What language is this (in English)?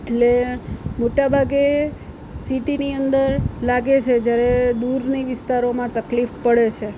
Gujarati